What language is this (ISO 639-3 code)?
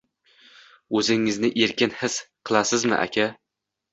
uzb